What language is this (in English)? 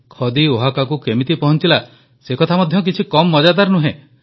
Odia